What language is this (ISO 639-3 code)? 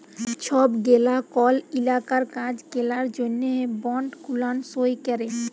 ben